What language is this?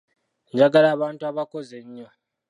Ganda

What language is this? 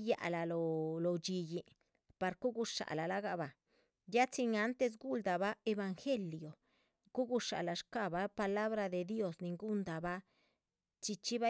Chichicapan Zapotec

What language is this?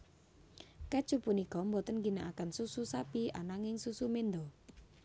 Javanese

